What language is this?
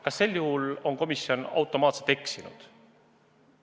Estonian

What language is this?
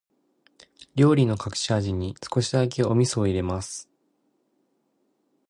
Japanese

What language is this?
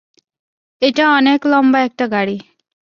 Bangla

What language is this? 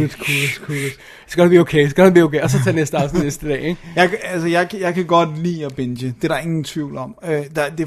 Danish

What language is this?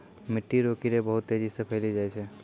Maithili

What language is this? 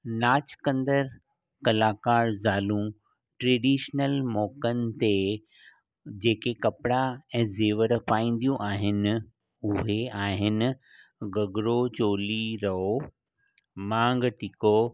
Sindhi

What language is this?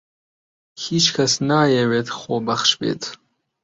Central Kurdish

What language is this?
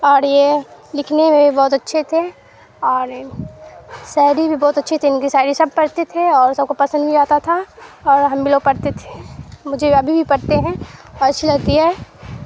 Urdu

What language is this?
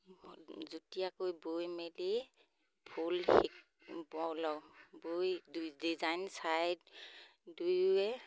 Assamese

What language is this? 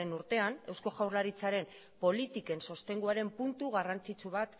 Basque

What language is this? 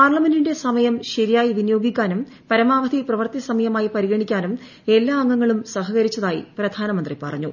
Malayalam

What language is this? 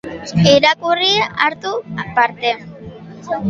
Basque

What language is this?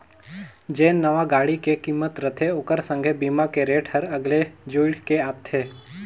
Chhattisgarhi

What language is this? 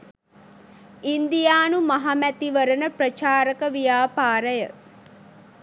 Sinhala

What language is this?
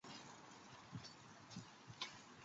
Chinese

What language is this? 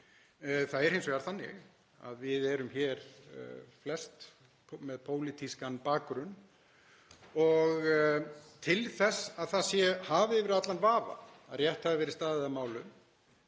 Icelandic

